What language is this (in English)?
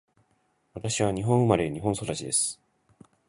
Japanese